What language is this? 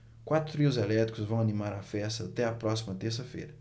Portuguese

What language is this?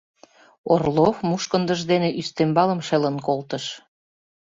Mari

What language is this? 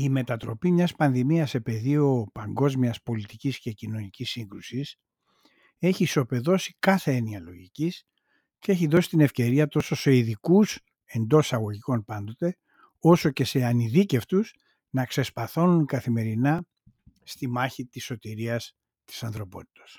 Greek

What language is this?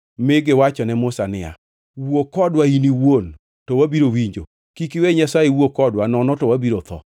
Luo (Kenya and Tanzania)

